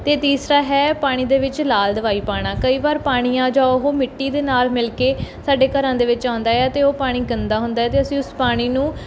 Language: Punjabi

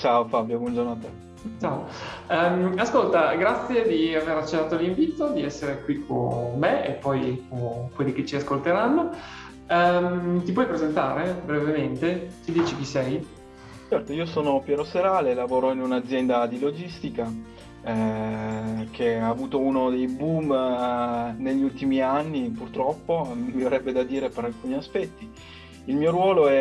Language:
Italian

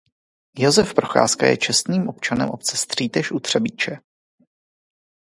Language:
Czech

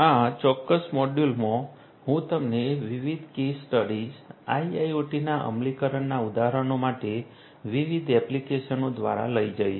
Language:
Gujarati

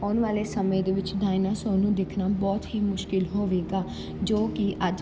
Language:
Punjabi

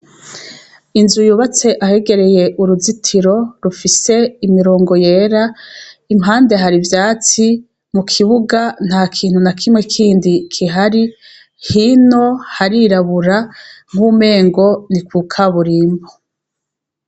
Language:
Rundi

